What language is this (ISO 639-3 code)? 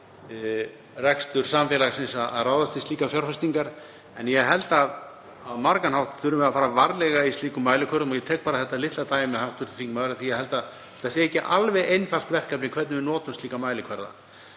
isl